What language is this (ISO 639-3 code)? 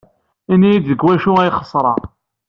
kab